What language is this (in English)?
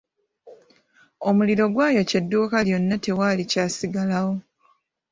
Ganda